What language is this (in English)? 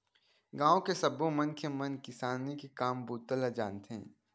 Chhattisgarhi